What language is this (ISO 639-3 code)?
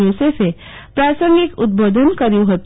guj